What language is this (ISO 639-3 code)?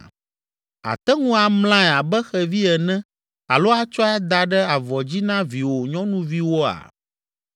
ewe